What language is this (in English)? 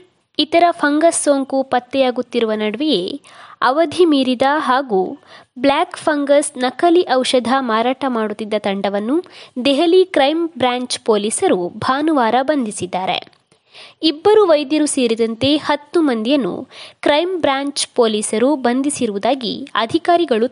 Kannada